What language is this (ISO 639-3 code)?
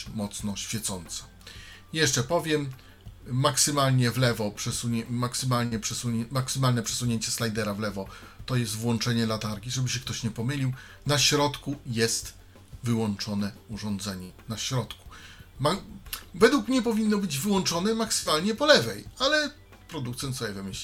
pol